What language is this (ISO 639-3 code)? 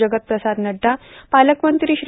mar